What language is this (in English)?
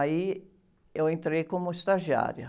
Portuguese